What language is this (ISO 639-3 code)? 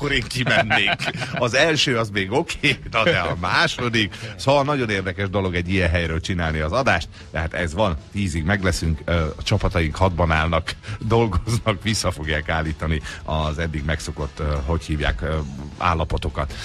hun